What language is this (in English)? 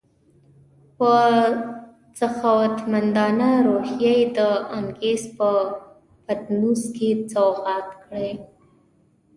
Pashto